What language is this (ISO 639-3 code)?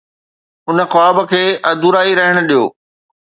snd